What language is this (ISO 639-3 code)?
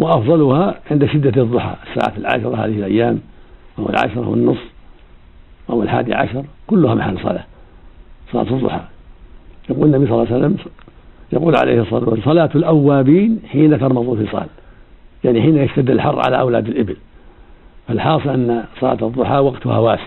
ara